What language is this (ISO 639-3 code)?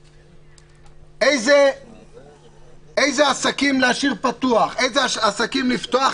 heb